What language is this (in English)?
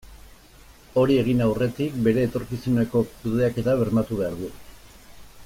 Basque